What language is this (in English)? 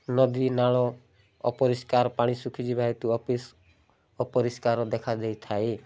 Odia